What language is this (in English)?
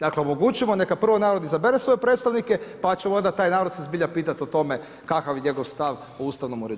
Croatian